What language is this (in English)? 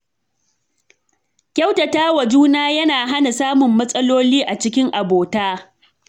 Hausa